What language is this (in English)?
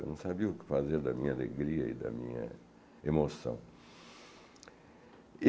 Portuguese